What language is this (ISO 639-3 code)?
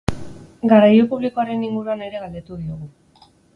eus